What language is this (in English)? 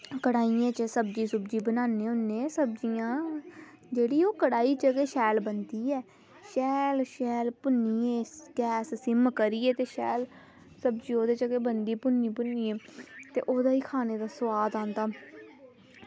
Dogri